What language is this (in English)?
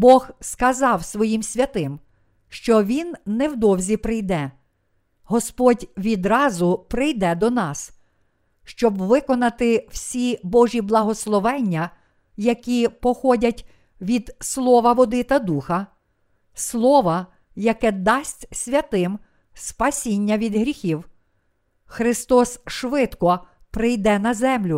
Ukrainian